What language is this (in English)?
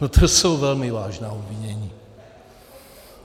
Czech